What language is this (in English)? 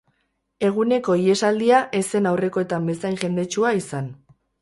Basque